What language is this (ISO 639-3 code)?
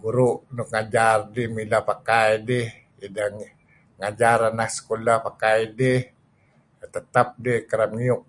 kzi